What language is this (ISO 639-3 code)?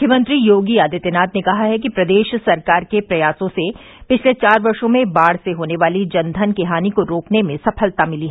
hin